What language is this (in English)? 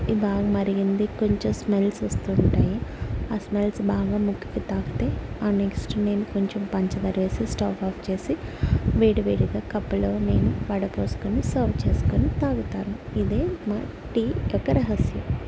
Telugu